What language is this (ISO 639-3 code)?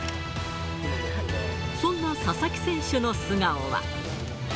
jpn